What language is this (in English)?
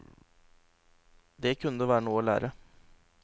Norwegian